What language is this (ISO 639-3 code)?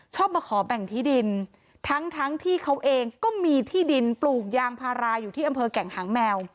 tha